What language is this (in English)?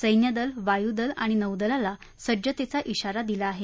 Marathi